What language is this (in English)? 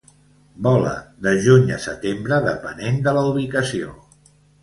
Catalan